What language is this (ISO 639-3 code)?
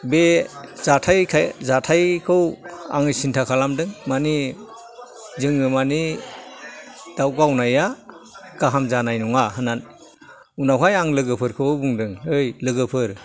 brx